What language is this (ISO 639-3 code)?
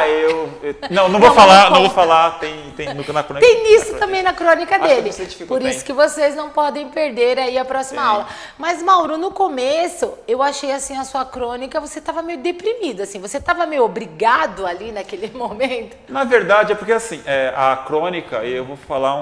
por